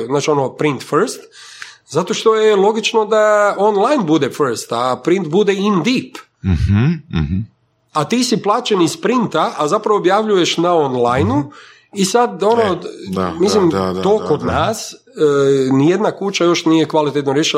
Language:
Croatian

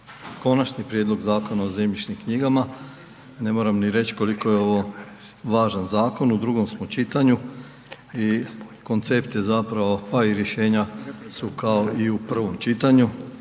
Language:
Croatian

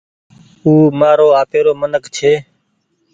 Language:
Goaria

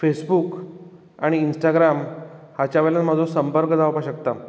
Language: Konkani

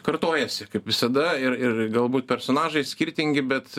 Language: Lithuanian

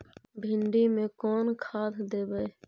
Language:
Magahi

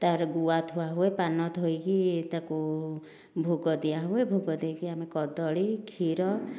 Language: Odia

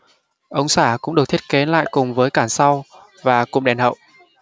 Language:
Vietnamese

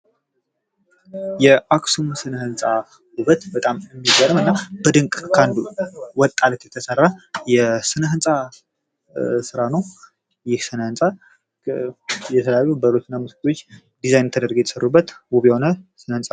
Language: Amharic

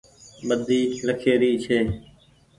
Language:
Goaria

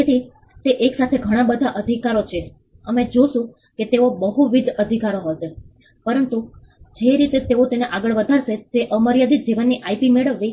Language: Gujarati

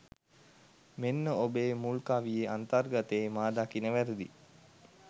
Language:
Sinhala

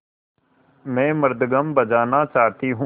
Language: Hindi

